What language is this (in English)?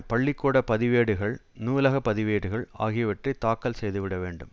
Tamil